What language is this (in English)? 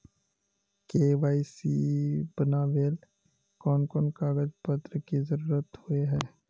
Magahi